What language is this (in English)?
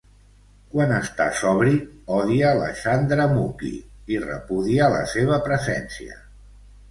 Catalan